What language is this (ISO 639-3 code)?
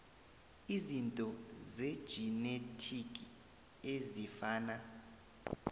nbl